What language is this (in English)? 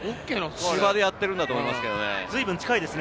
Japanese